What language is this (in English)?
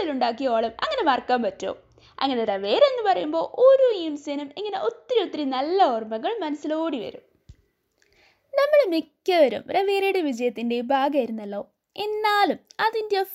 Malayalam